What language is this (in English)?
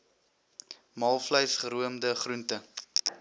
Afrikaans